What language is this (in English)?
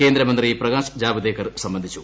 Malayalam